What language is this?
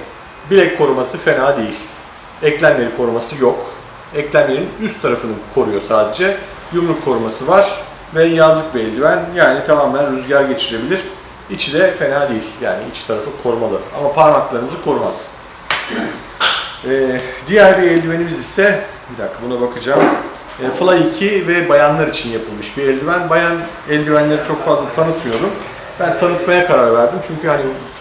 Turkish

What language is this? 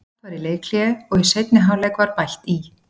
Icelandic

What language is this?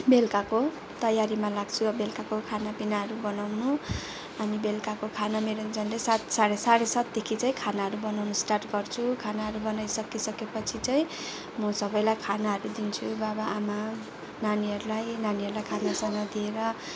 Nepali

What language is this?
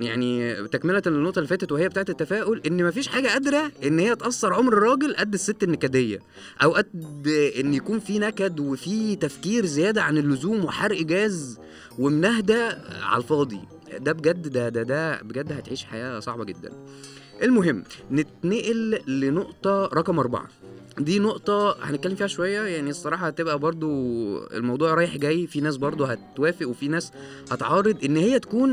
Arabic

